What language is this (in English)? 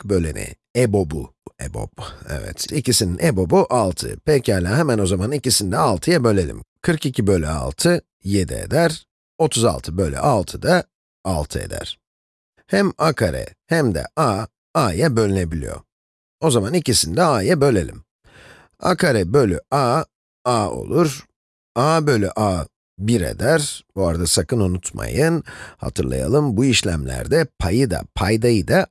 Turkish